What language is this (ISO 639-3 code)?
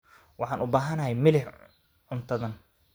som